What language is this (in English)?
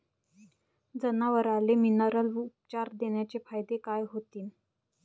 Marathi